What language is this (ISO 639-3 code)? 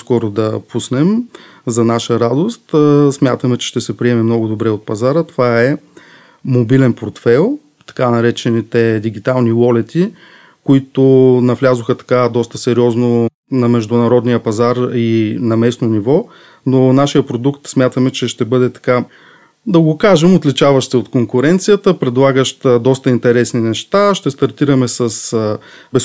bul